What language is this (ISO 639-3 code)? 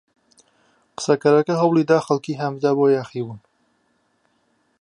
ckb